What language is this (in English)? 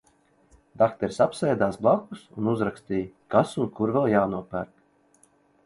Latvian